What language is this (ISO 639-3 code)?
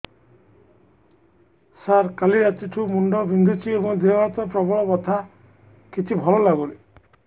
ori